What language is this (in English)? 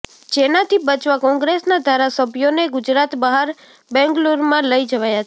Gujarati